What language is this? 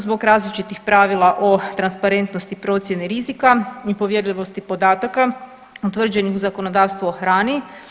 Croatian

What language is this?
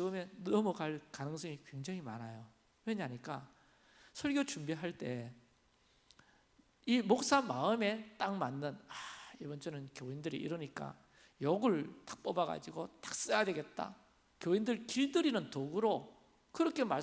Korean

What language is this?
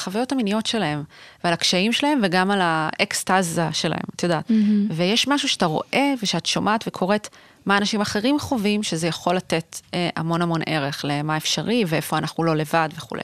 Hebrew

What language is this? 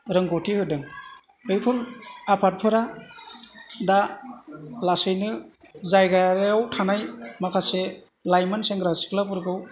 Bodo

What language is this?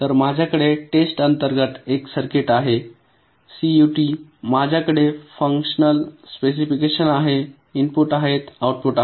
Marathi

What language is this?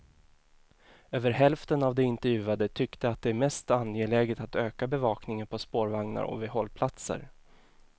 Swedish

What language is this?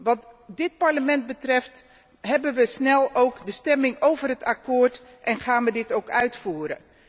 Dutch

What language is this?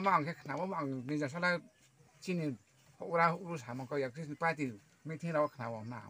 Thai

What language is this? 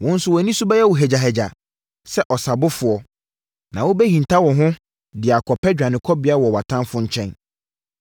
Akan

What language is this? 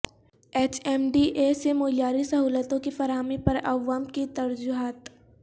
Urdu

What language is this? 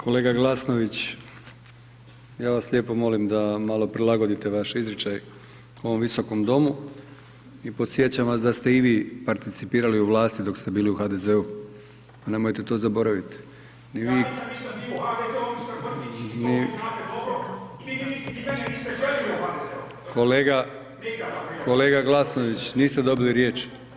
Croatian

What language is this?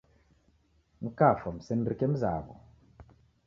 Taita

